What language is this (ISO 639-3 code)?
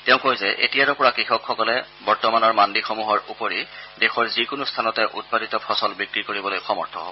asm